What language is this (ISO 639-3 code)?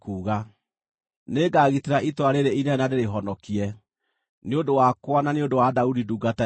kik